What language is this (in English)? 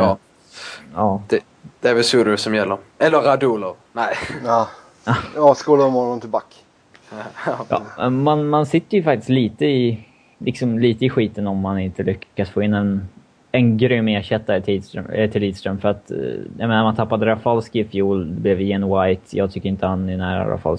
Swedish